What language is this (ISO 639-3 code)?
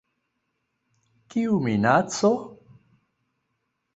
epo